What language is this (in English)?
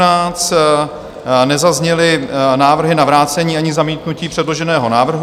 Czech